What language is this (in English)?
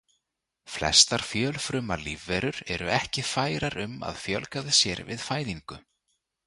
Icelandic